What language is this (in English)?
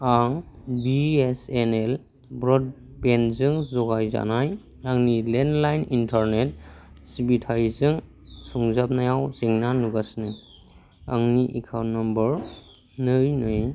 Bodo